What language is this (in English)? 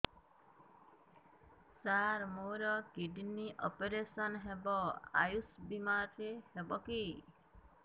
Odia